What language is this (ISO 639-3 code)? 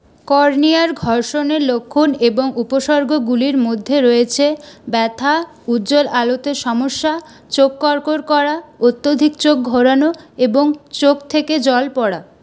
ben